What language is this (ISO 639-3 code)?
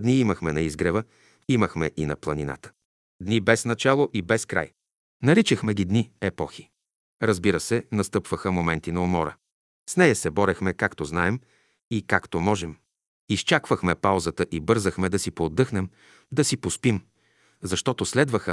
bul